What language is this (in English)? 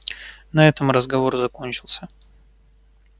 Russian